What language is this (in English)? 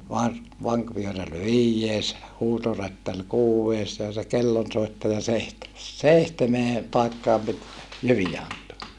Finnish